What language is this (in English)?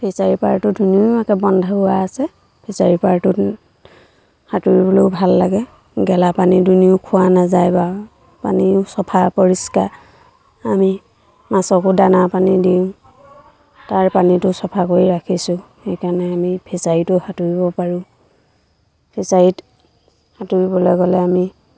Assamese